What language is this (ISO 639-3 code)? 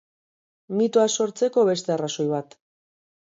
eus